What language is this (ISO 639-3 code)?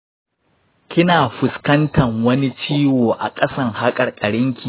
hau